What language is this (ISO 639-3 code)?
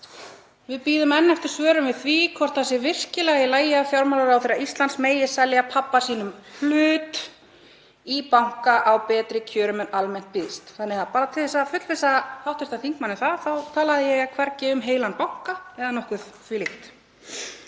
isl